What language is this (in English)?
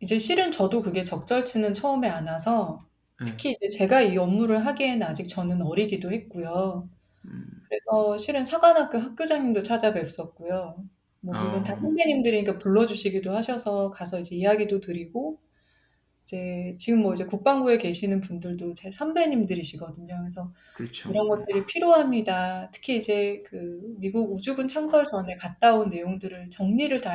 Korean